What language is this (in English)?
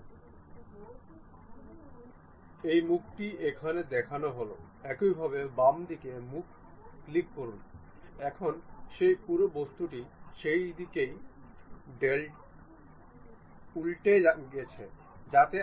Bangla